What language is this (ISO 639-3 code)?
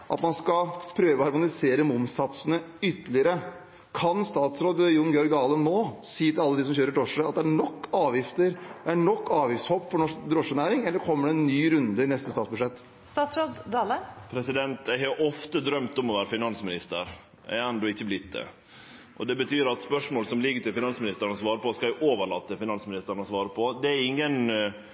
nor